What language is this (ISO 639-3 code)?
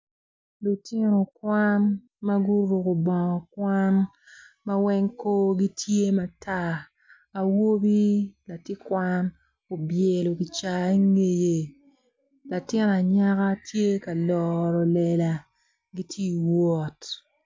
ach